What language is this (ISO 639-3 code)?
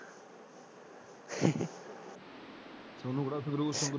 pan